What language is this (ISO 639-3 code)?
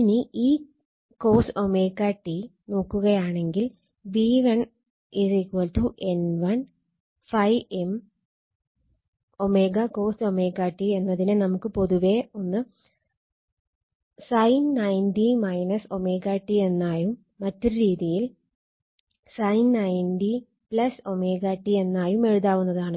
mal